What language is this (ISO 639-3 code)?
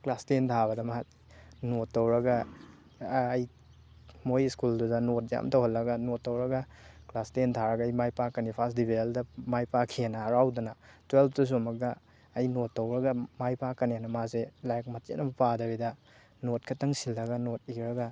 mni